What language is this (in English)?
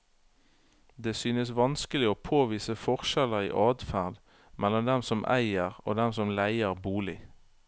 Norwegian